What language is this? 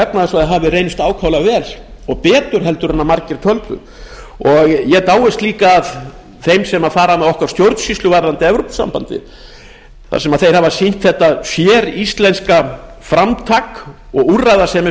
Icelandic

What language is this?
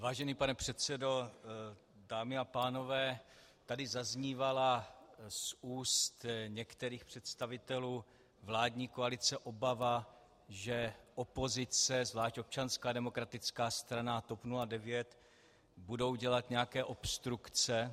Czech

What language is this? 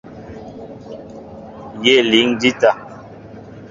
Mbo (Cameroon)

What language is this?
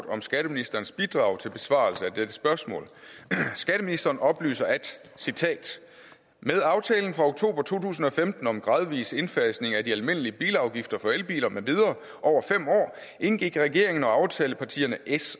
Danish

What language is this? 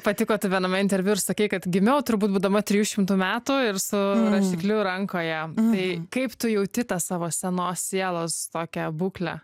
Lithuanian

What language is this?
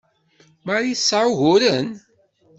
Kabyle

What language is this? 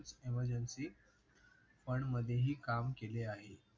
Marathi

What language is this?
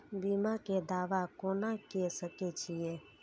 Maithili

